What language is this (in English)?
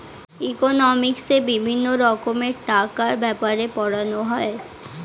Bangla